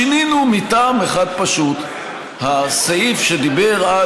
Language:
Hebrew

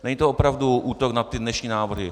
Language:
Czech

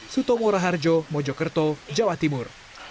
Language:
Indonesian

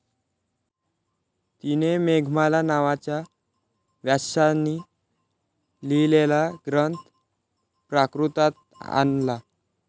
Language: Marathi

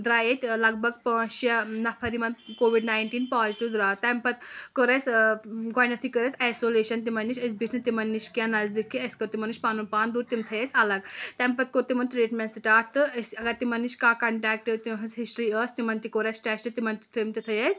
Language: Kashmiri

